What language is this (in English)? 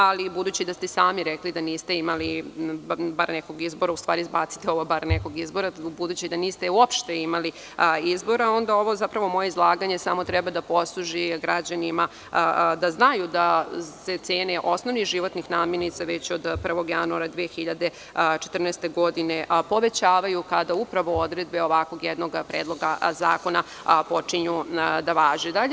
Serbian